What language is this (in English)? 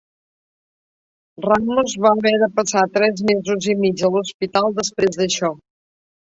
Catalan